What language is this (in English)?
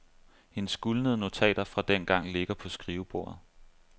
Danish